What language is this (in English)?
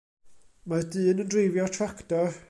Welsh